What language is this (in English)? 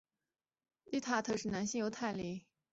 Chinese